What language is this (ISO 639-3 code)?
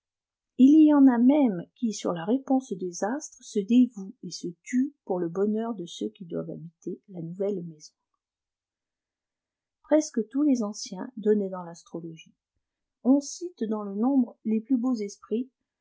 fra